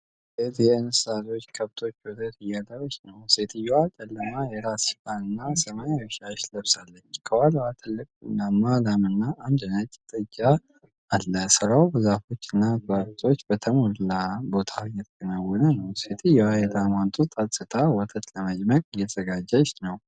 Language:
Amharic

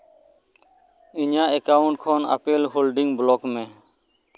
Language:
Santali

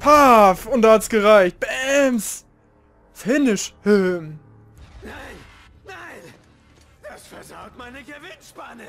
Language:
German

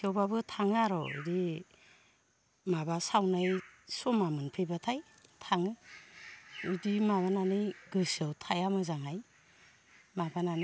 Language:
Bodo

